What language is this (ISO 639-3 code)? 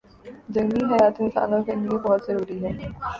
urd